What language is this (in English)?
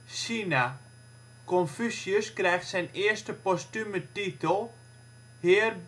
Dutch